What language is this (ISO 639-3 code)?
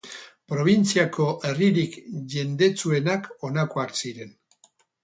eus